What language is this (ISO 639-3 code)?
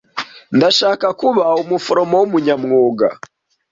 kin